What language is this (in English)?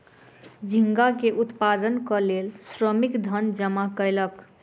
Maithili